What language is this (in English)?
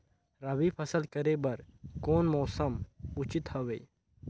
Chhattisgarhi